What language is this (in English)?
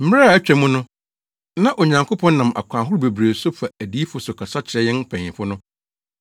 Akan